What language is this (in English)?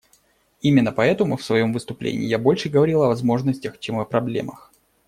Russian